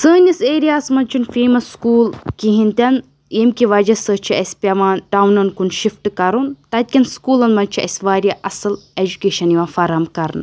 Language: Kashmiri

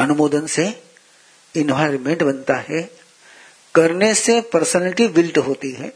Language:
Hindi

